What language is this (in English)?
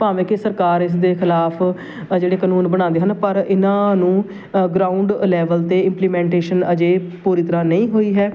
Punjabi